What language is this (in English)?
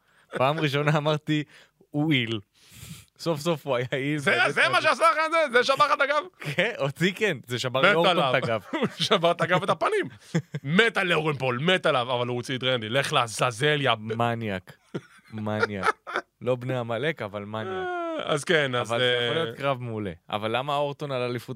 Hebrew